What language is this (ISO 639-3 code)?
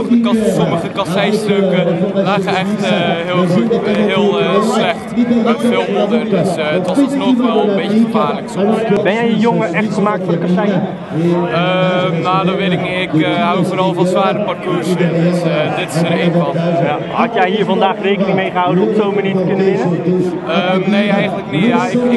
nld